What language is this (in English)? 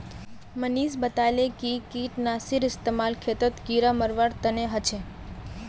Magahi